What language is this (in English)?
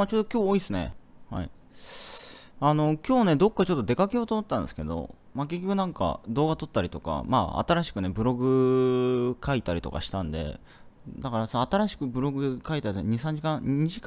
Japanese